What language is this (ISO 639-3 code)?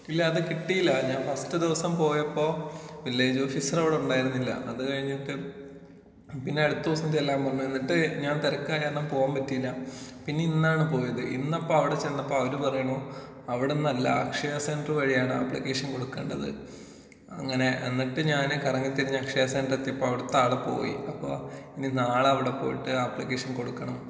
mal